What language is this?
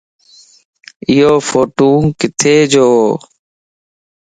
Lasi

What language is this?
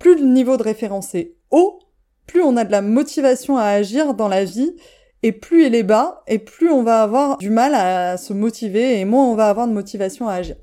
French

